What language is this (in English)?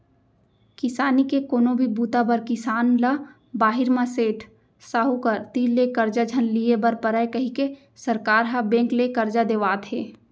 Chhattisgarhi